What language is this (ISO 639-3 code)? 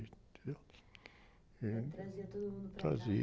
por